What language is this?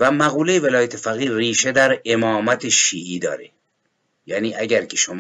Persian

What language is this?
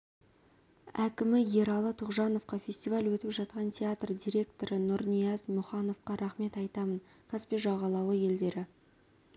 Kazakh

